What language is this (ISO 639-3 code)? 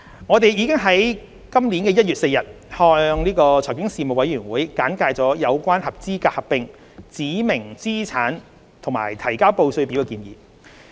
yue